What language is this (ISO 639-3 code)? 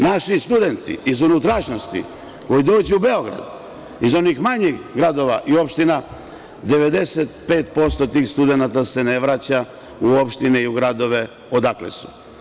srp